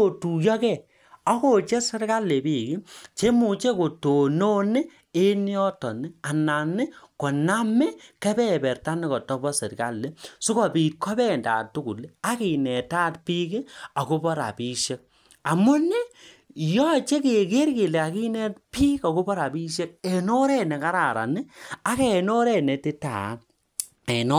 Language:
Kalenjin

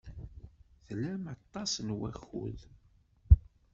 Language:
Kabyle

